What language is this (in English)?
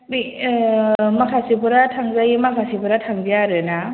Bodo